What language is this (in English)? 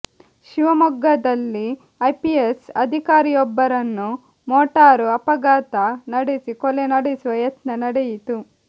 Kannada